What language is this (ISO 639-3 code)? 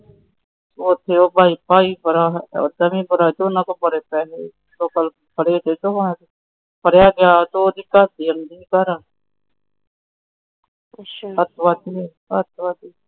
pan